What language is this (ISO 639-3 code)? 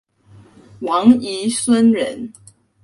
zho